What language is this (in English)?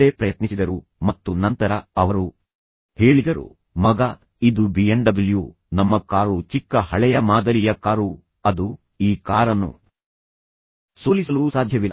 Kannada